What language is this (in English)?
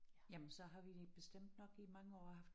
Danish